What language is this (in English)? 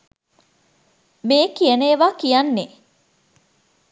Sinhala